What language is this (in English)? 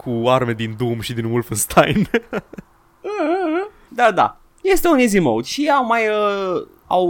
Romanian